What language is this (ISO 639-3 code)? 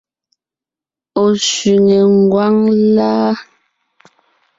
nnh